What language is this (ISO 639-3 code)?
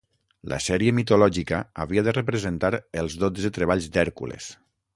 cat